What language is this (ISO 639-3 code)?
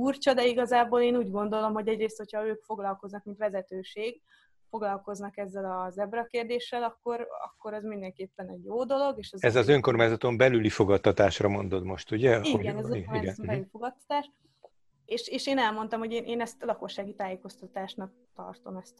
hun